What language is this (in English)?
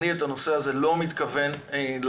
Hebrew